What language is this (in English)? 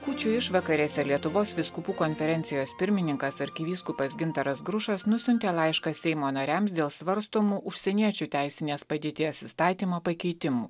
Lithuanian